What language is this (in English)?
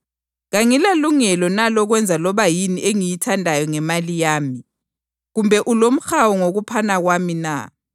North Ndebele